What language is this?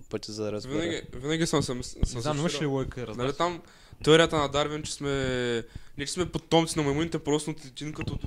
Bulgarian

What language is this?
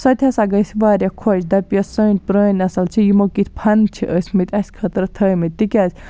Kashmiri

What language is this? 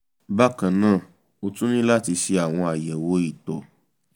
Yoruba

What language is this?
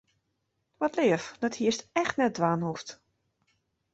Western Frisian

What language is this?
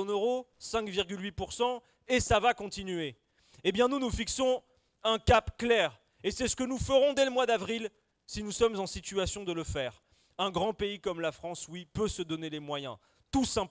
French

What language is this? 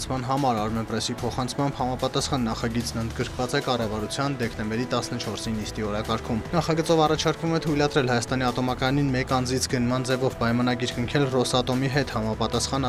Romanian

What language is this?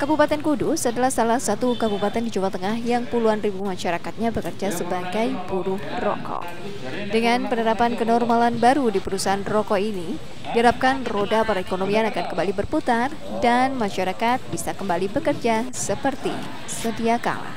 Indonesian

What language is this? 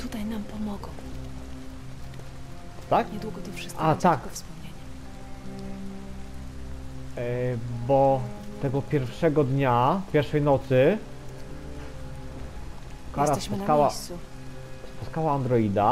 Polish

